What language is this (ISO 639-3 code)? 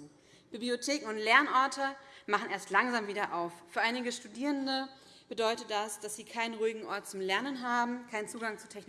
deu